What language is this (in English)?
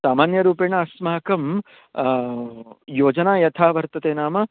Sanskrit